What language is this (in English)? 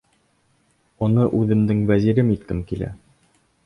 Bashkir